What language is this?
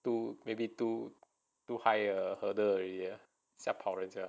English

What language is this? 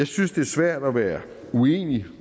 Danish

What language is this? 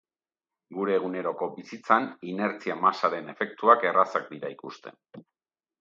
Basque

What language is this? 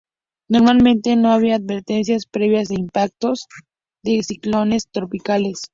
Spanish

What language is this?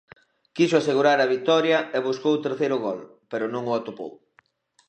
Galician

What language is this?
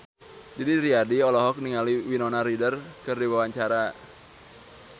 Sundanese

